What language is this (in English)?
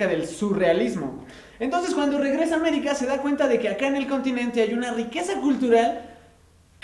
Spanish